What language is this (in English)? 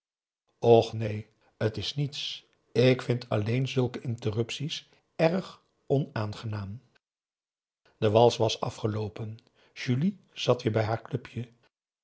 Dutch